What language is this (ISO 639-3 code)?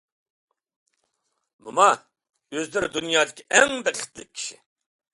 uig